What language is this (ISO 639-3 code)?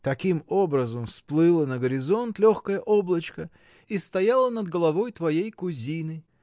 rus